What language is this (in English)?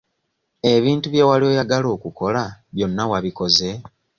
Ganda